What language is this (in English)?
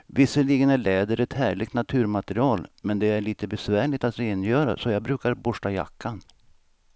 Swedish